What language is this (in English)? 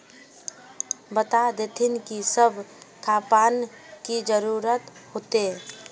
Magahi